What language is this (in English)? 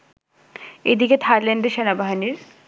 Bangla